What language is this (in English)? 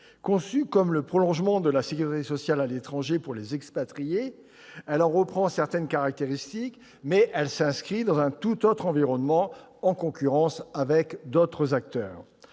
French